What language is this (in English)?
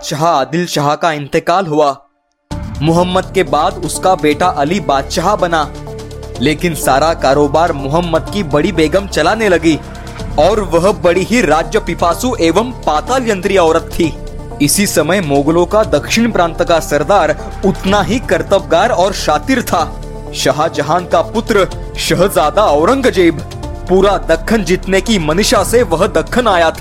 Hindi